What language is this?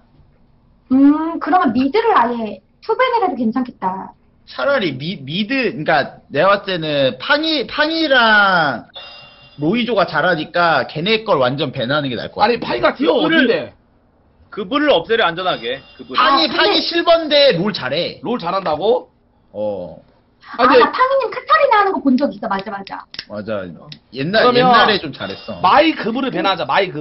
Korean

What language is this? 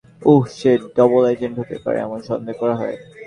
Bangla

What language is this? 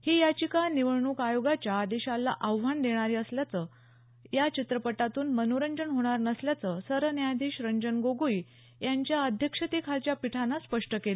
Marathi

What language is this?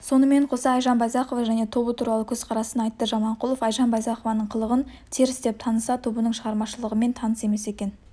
Kazakh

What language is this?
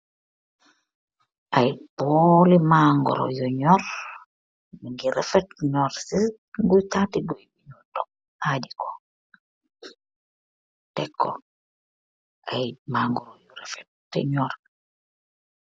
Wolof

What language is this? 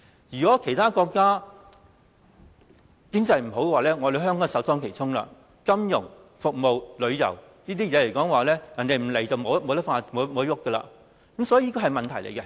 Cantonese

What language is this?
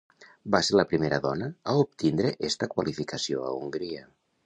Catalan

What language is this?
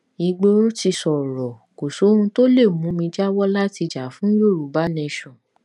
Yoruba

